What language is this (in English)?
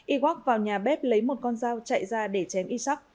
Vietnamese